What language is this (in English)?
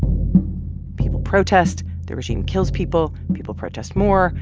English